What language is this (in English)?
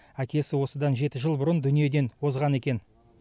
Kazakh